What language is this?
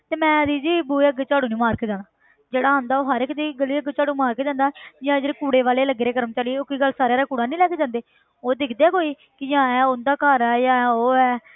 Punjabi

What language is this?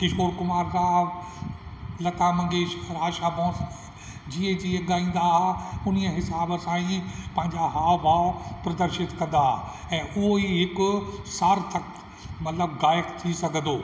Sindhi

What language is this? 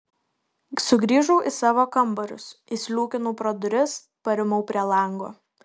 Lithuanian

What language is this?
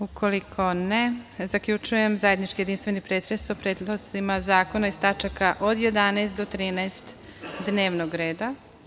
Serbian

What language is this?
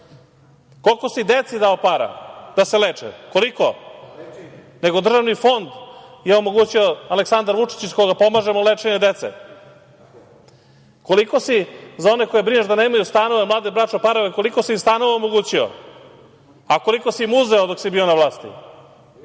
Serbian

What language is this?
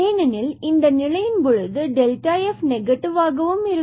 Tamil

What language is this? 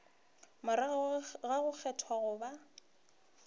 Northern Sotho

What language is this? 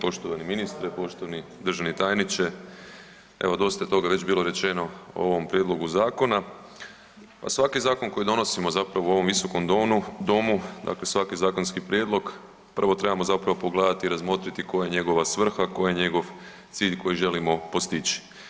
Croatian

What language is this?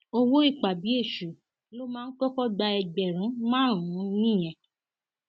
Yoruba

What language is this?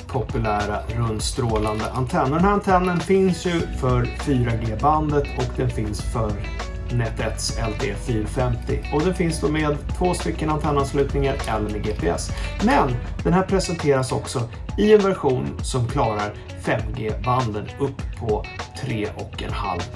Swedish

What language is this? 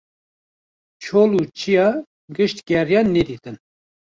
Kurdish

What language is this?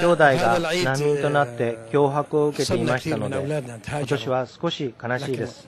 Japanese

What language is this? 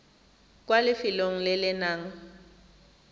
Tswana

